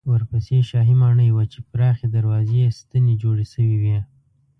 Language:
Pashto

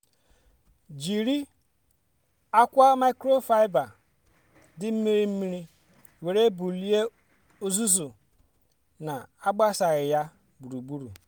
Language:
Igbo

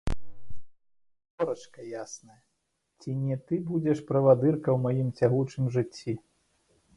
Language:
Belarusian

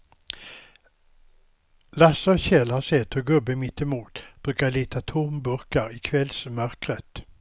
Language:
Swedish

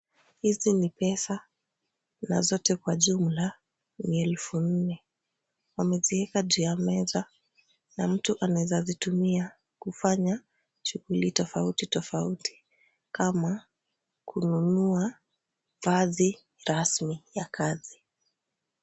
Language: Swahili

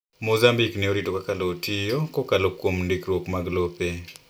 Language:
Luo (Kenya and Tanzania)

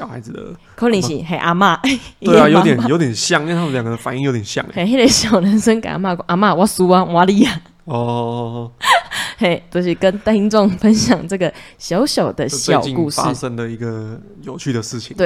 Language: Chinese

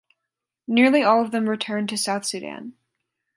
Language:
English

